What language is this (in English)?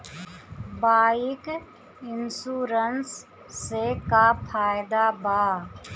Bhojpuri